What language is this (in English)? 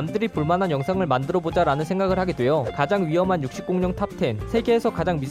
Korean